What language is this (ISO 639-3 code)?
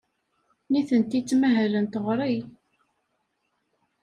kab